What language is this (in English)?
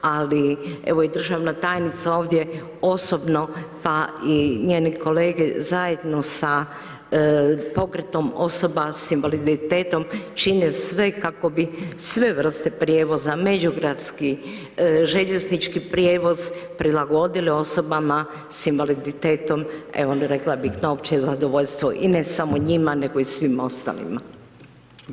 Croatian